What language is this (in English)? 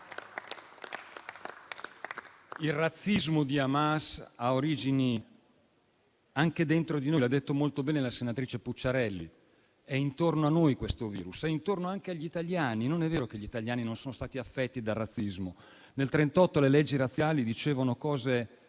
Italian